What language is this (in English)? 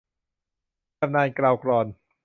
Thai